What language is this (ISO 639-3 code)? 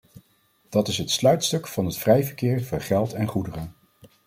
nld